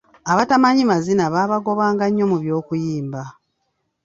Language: Ganda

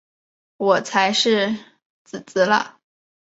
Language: Chinese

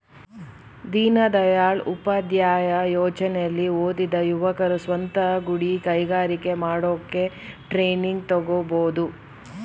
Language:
Kannada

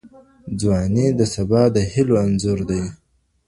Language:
Pashto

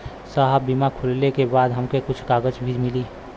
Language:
Bhojpuri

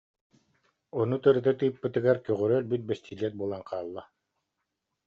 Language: Yakut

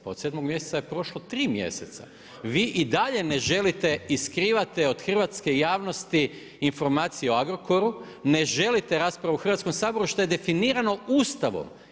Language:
Croatian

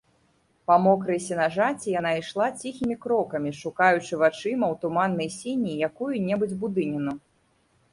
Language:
Belarusian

